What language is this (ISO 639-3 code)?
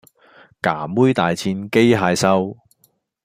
yue